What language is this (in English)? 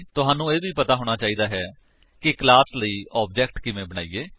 Punjabi